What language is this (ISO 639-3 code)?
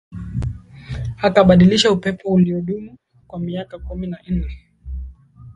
swa